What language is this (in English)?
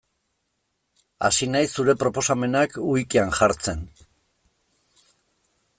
Basque